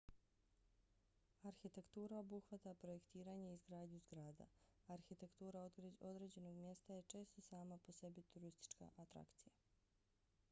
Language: Bosnian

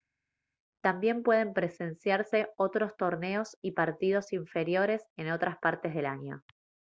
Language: Spanish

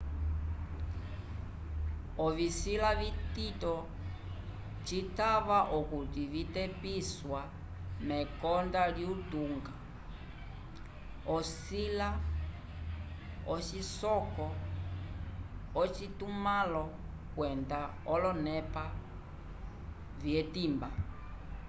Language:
Umbundu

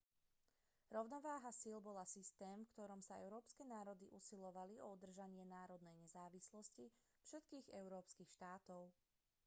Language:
Slovak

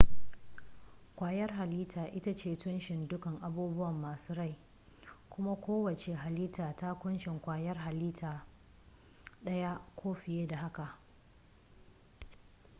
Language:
Hausa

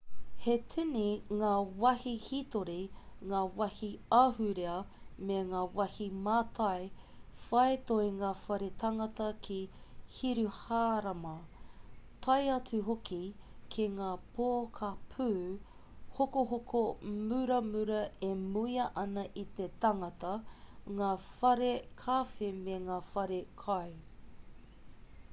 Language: Māori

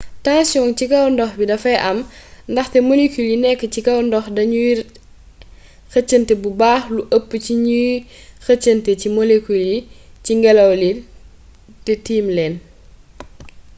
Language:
Wolof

